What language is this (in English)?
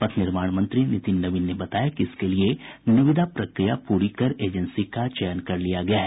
Hindi